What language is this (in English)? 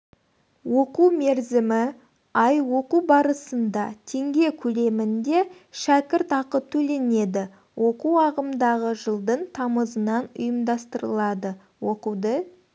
Kazakh